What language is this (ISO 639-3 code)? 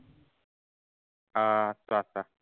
asm